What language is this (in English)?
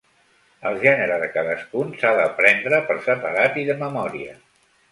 Catalan